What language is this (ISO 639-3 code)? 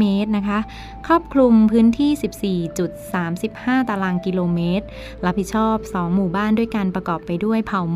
tha